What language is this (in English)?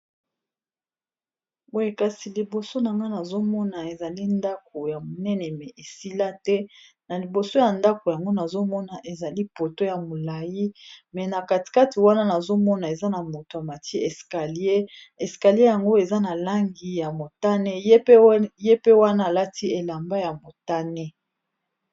Lingala